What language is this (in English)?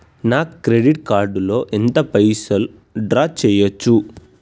Telugu